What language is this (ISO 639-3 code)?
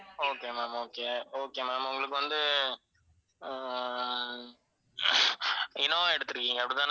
tam